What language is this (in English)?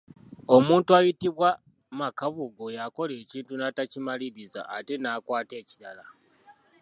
Ganda